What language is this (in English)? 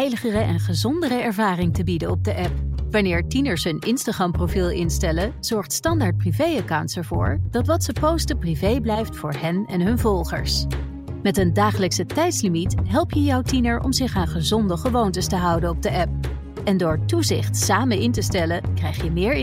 Dutch